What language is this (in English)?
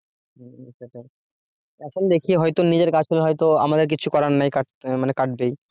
Bangla